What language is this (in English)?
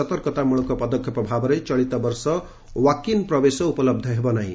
Odia